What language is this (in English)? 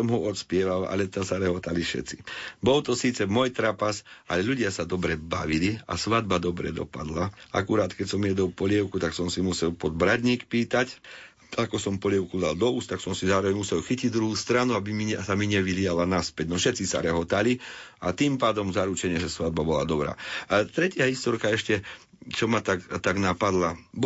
Slovak